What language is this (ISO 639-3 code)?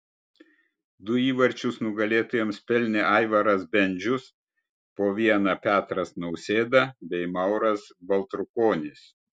lit